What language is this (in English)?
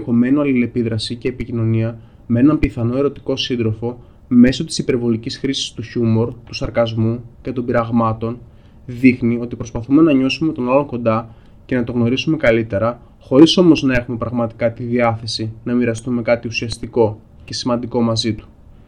Greek